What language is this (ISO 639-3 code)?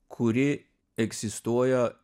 lit